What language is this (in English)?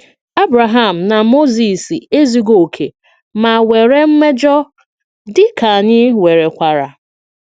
Igbo